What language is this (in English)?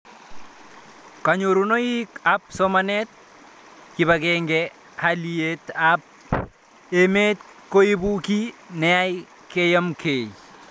Kalenjin